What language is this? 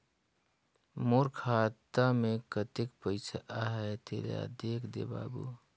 Chhattisgarhi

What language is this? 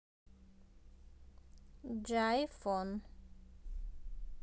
Russian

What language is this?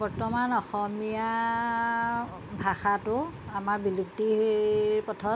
Assamese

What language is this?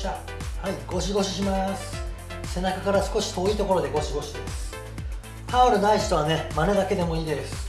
Japanese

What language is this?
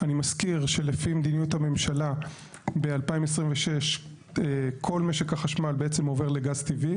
Hebrew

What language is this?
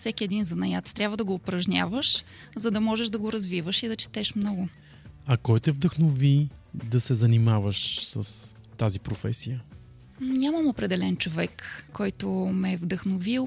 Bulgarian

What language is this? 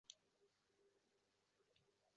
Uzbek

